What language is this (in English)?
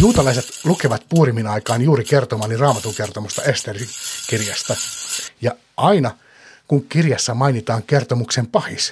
Finnish